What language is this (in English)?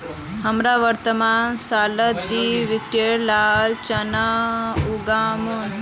Magahi